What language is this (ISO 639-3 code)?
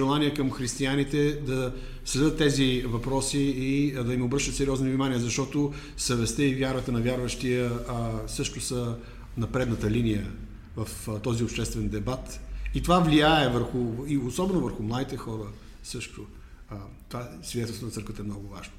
bul